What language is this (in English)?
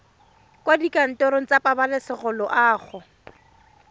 Tswana